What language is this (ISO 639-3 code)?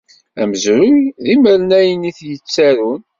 kab